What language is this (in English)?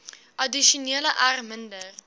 Afrikaans